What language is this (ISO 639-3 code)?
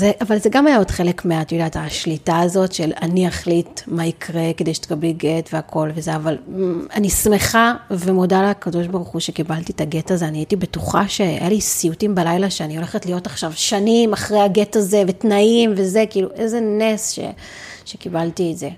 heb